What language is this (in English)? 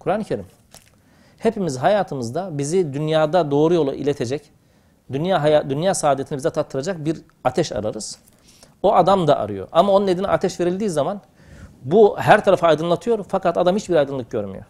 Turkish